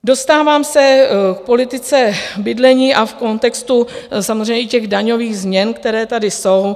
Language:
Czech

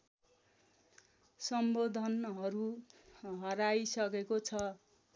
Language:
Nepali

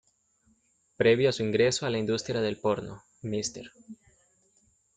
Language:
Spanish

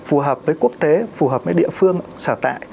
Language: Vietnamese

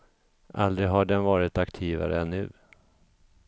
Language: Swedish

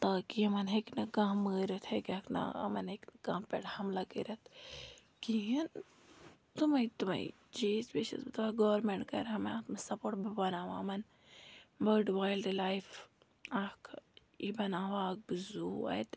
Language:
Kashmiri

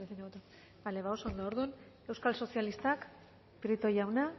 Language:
Basque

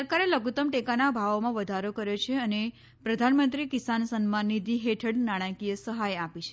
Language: Gujarati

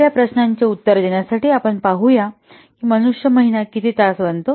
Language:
Marathi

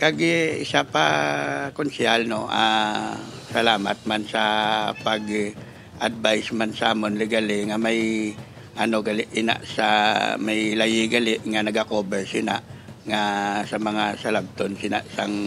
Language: Filipino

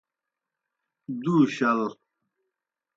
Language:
Kohistani Shina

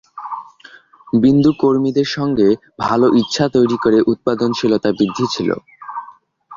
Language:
Bangla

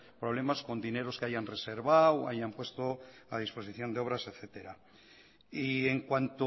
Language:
Spanish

